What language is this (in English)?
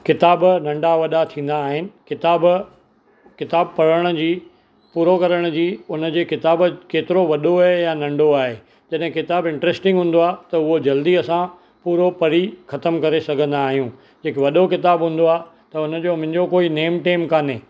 Sindhi